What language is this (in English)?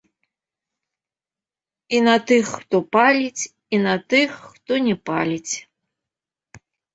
Belarusian